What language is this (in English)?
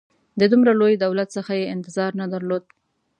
Pashto